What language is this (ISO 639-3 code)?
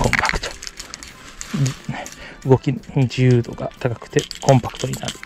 jpn